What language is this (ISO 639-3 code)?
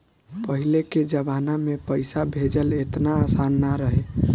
bho